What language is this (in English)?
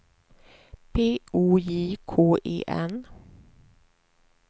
Swedish